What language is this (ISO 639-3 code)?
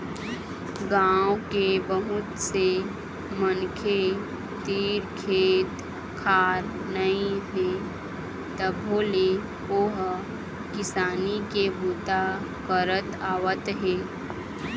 hne